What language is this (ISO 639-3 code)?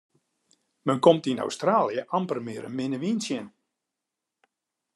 fry